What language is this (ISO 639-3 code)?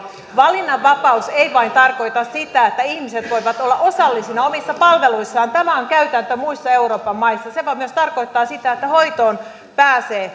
fin